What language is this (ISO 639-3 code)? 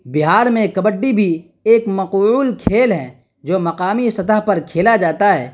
urd